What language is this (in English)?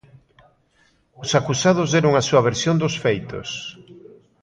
Galician